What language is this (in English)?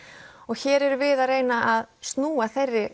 Icelandic